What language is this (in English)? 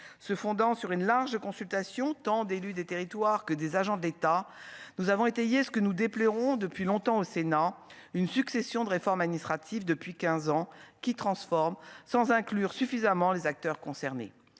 French